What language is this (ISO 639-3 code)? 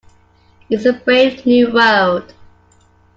eng